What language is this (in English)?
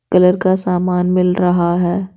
Hindi